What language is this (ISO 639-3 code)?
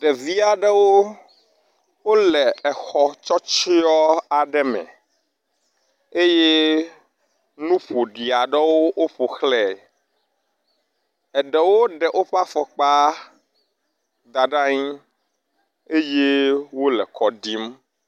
ewe